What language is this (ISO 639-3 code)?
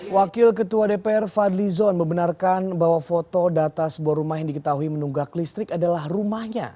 ind